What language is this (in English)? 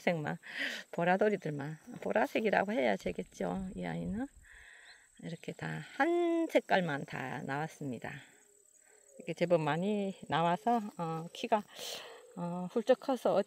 Korean